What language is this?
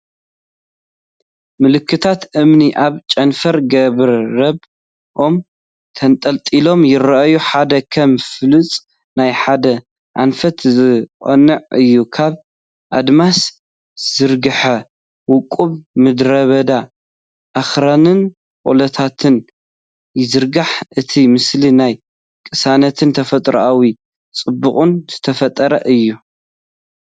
Tigrinya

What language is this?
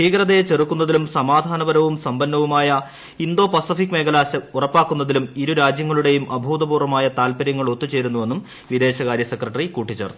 Malayalam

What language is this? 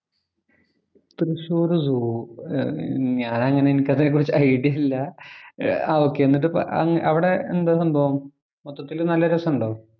Malayalam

